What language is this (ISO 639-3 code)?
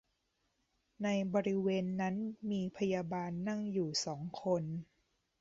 tha